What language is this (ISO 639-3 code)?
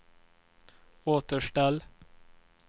swe